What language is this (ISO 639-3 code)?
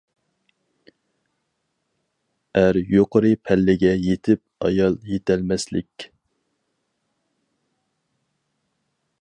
uig